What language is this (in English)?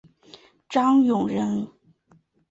Chinese